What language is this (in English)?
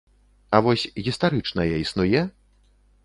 Belarusian